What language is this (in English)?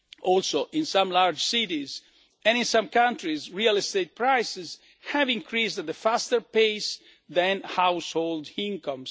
English